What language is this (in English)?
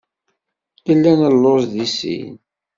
Kabyle